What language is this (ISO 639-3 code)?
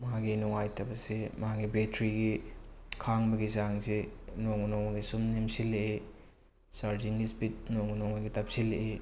mni